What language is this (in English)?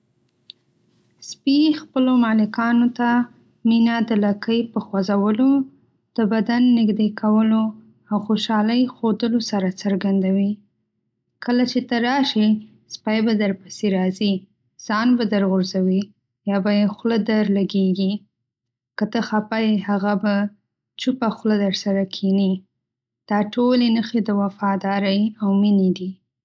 Pashto